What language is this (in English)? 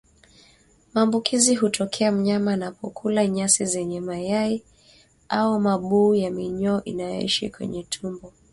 Swahili